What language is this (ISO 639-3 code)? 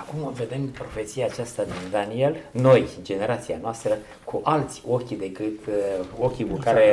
ron